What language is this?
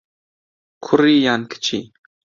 Central Kurdish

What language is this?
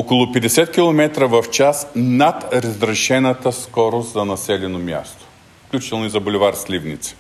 Bulgarian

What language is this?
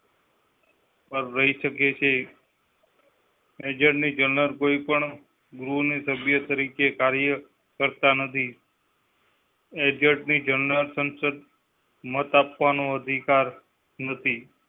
Gujarati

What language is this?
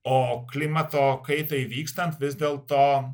Lithuanian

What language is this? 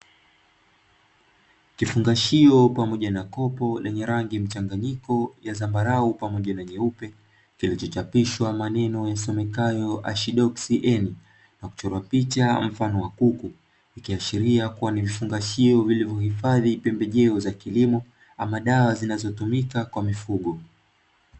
Swahili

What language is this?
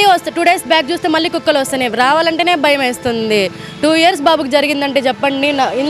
Telugu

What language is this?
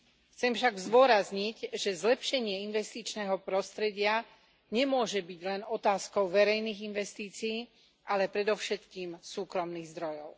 Slovak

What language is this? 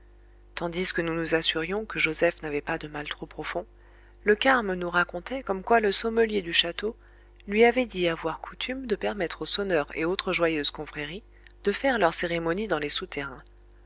French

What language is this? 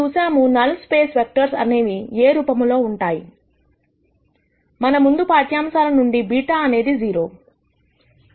Telugu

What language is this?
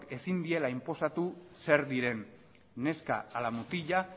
Basque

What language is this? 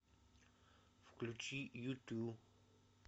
Russian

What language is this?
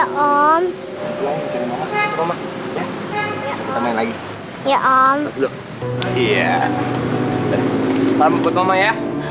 Indonesian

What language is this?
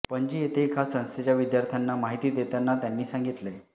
Marathi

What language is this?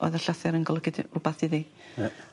Welsh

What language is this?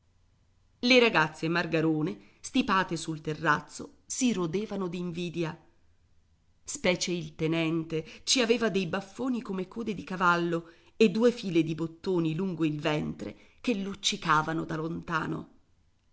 Italian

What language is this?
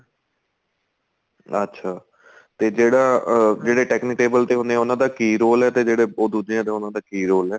Punjabi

